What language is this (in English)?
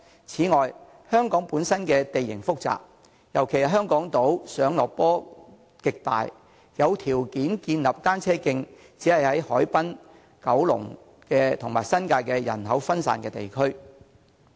Cantonese